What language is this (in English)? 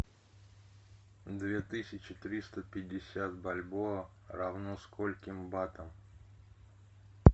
Russian